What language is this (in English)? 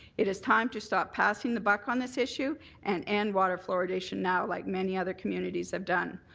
English